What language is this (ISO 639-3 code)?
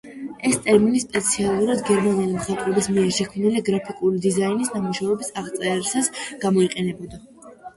kat